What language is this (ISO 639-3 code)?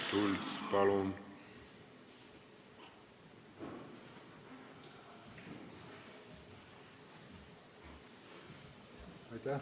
est